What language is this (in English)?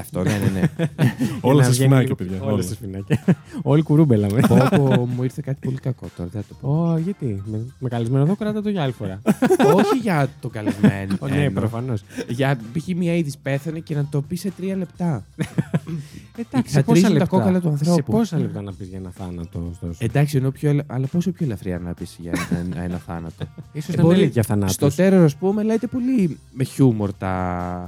Greek